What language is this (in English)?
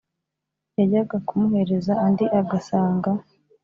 Kinyarwanda